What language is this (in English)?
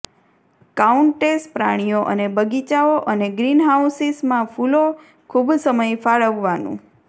Gujarati